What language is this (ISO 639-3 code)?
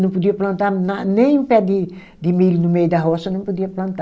por